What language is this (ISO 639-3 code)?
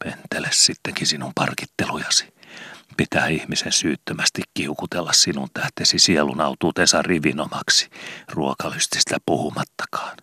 fin